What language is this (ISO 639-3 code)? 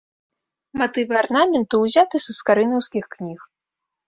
bel